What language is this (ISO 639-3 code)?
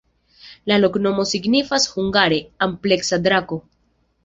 epo